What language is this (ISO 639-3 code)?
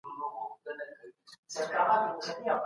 pus